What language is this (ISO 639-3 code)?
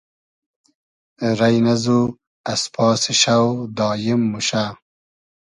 haz